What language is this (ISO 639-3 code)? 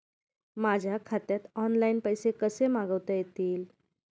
mar